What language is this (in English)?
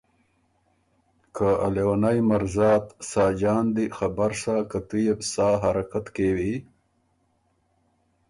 Ormuri